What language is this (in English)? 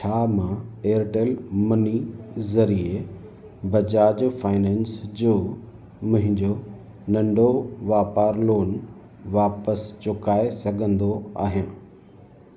Sindhi